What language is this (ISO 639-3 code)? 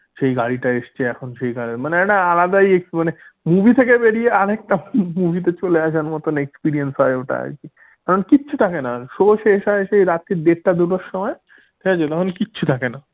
ben